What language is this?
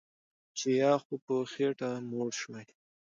Pashto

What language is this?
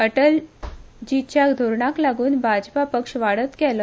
Konkani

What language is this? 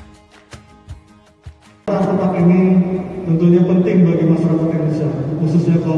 Indonesian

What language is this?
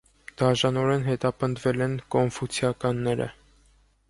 Armenian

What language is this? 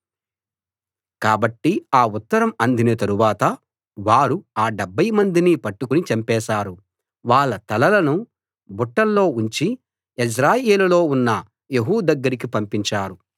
Telugu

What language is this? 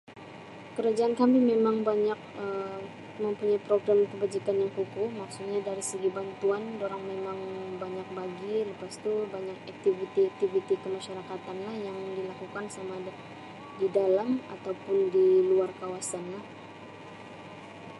Sabah Malay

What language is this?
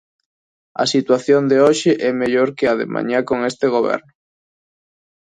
Galician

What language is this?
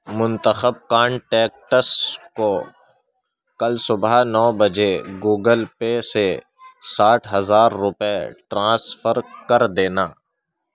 Urdu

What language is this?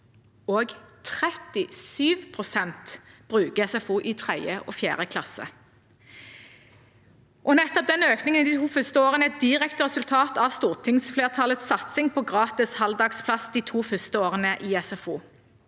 Norwegian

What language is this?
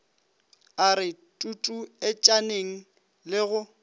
Northern Sotho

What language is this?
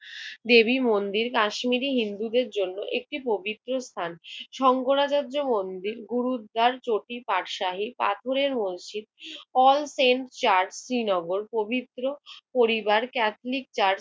Bangla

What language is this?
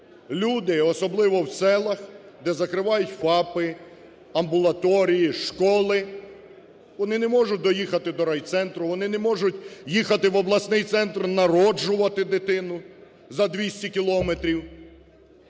Ukrainian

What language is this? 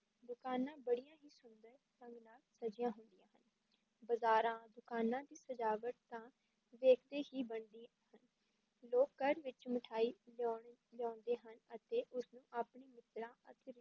Punjabi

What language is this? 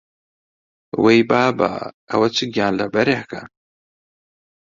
Central Kurdish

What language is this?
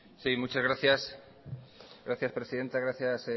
Spanish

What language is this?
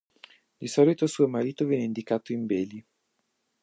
Italian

